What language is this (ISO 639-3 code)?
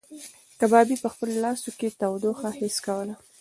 pus